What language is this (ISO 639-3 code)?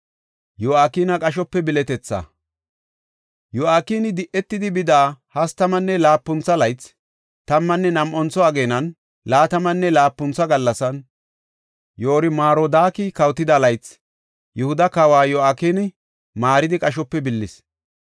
gof